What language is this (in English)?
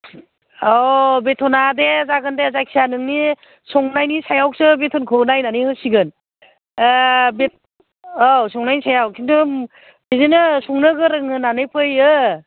Bodo